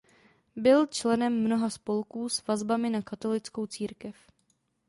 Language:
Czech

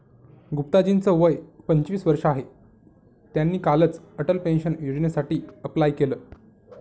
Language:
Marathi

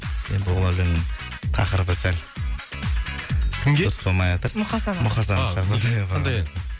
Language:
Kazakh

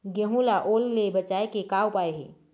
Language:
Chhattisgarhi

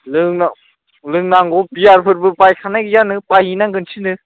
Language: Bodo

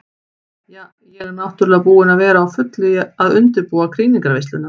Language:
Icelandic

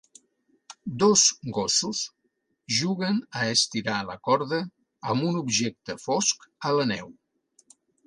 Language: Catalan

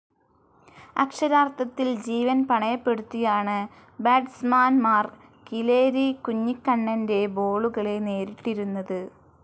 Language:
Malayalam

